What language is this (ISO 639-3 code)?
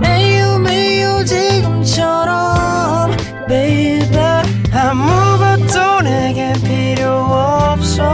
kor